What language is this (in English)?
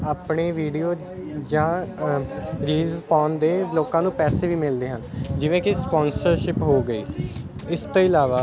Punjabi